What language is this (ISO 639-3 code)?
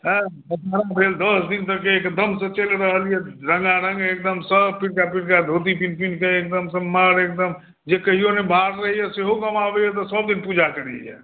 mai